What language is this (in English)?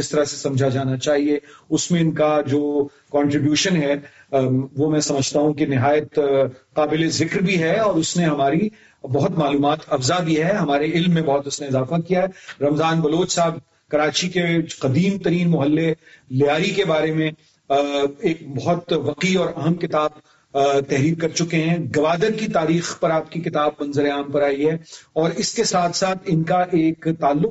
Urdu